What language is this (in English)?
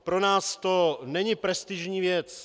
Czech